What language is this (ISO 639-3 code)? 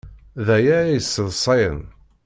kab